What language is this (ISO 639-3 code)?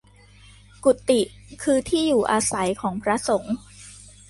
tha